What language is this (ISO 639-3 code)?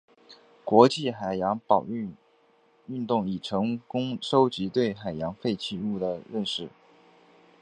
zho